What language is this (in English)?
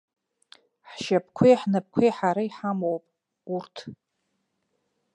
Abkhazian